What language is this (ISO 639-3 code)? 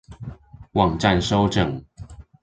zho